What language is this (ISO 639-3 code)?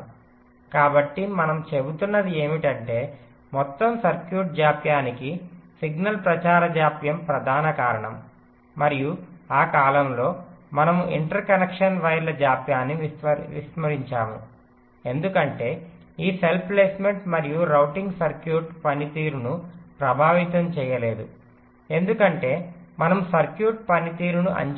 tel